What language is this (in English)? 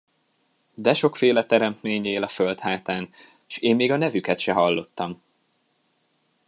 Hungarian